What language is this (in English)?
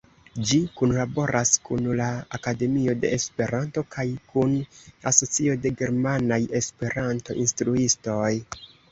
Esperanto